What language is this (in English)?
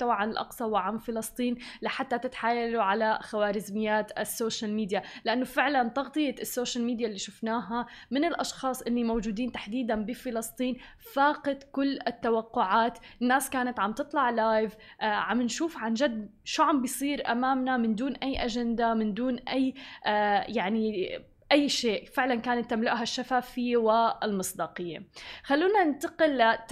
Arabic